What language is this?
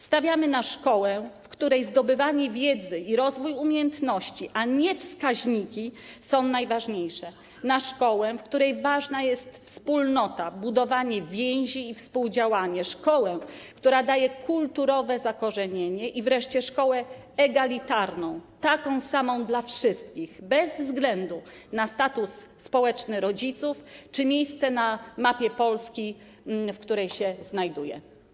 Polish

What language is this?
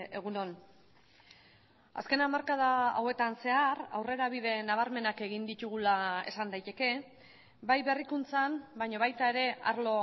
Basque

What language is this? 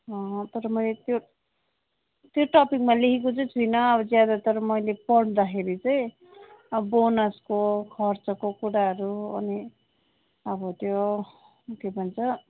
Nepali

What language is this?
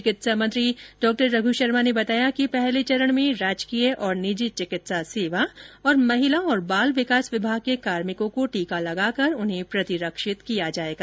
Hindi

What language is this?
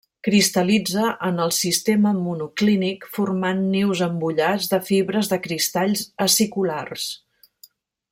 Catalan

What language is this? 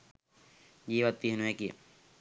Sinhala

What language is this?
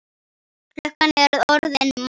Icelandic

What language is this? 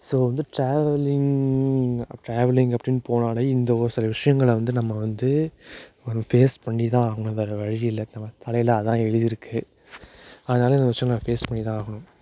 Tamil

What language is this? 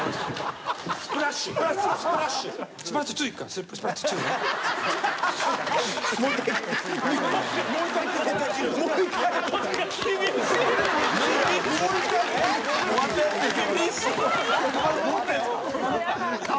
Japanese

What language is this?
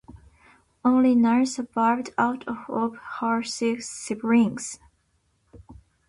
English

